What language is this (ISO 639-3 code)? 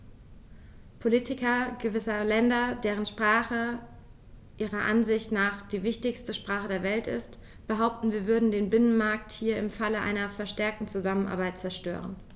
deu